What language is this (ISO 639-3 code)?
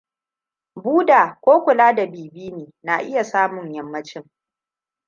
hau